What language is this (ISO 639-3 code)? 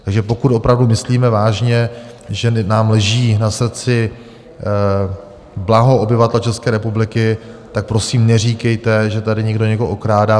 ces